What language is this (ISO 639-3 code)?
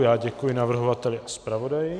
ces